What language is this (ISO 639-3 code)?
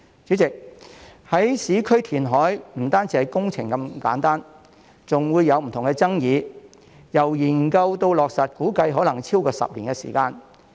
yue